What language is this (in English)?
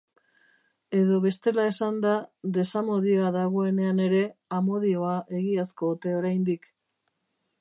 Basque